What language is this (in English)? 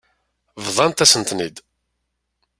Kabyle